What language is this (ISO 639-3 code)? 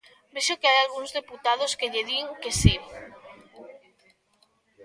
glg